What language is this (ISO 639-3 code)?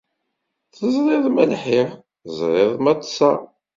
kab